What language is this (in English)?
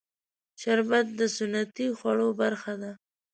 Pashto